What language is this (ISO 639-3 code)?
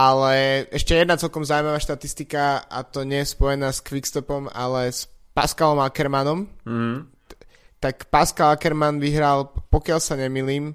slk